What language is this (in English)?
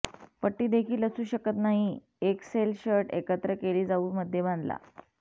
Marathi